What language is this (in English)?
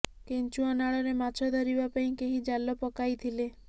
Odia